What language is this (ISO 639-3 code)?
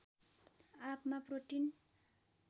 nep